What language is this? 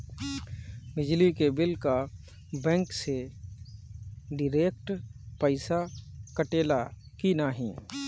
Bhojpuri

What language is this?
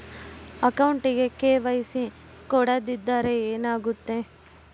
Kannada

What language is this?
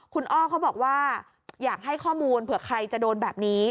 Thai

